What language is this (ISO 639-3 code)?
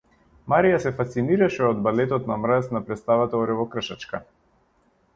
mkd